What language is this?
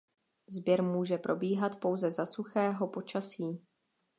Czech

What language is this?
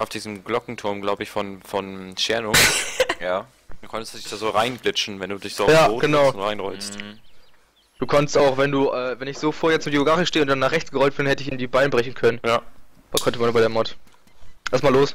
German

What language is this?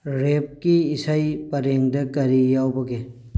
Manipuri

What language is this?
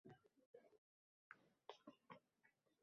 Uzbek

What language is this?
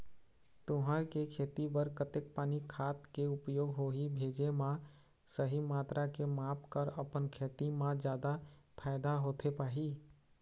Chhattisgarhi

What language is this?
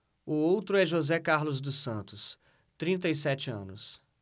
Portuguese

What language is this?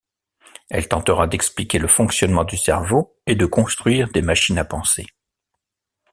French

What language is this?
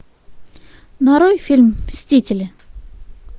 Russian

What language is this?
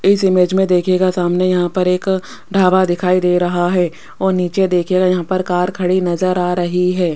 Hindi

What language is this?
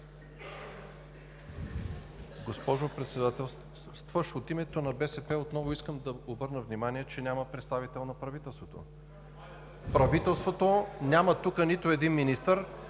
Bulgarian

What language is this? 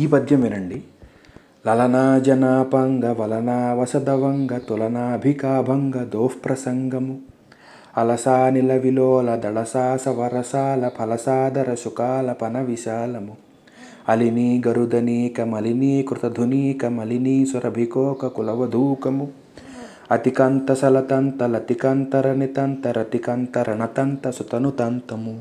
Telugu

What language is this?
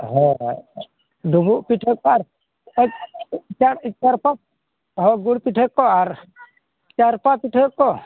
Santali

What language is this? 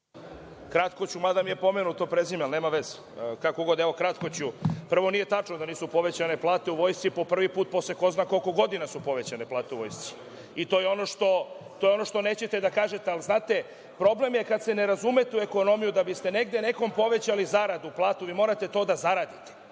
Serbian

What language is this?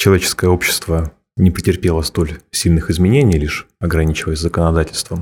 Russian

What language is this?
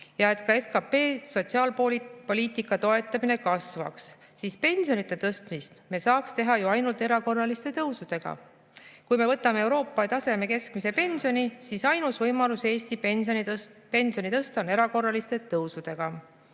Estonian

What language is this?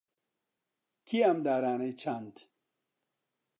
Central Kurdish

